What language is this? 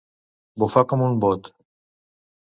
Catalan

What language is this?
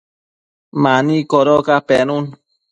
Matsés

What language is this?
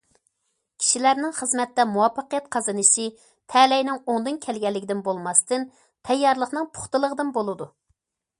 Uyghur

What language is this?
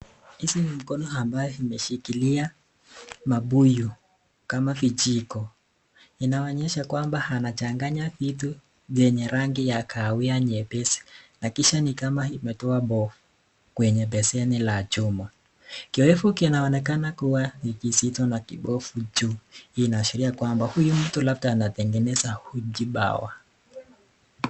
Swahili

